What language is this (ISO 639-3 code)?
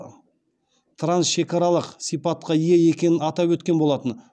kaz